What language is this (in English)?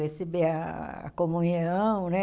Portuguese